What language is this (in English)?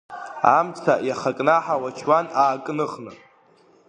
Abkhazian